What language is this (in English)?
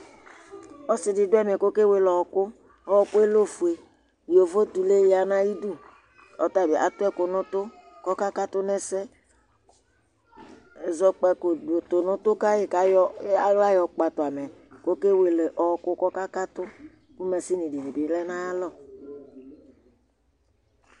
Ikposo